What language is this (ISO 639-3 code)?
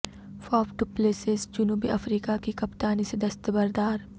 urd